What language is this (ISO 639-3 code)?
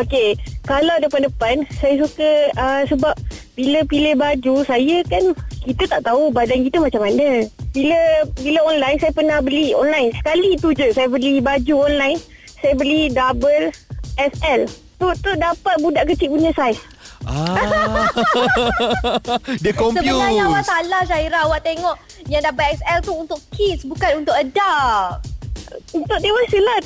msa